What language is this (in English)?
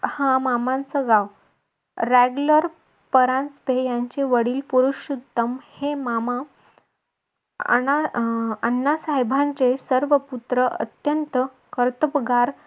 Marathi